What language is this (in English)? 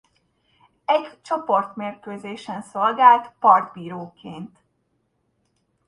Hungarian